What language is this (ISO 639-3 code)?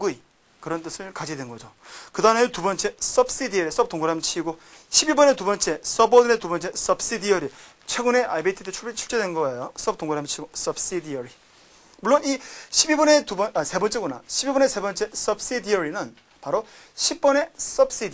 kor